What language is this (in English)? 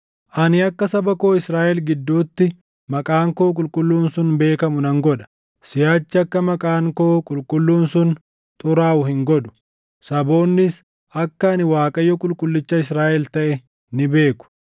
Oromo